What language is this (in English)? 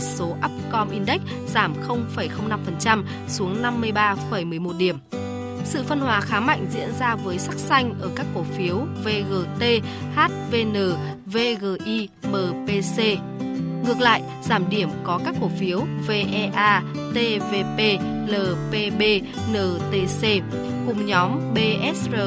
Vietnamese